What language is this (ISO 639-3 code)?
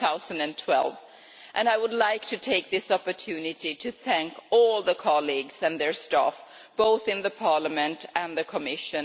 eng